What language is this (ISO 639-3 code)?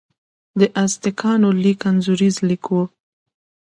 pus